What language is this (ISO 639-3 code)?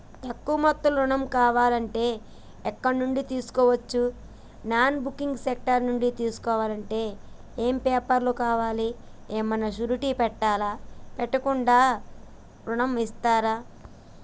tel